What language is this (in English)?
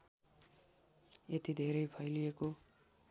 Nepali